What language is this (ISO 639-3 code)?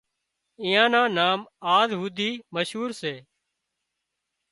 kxp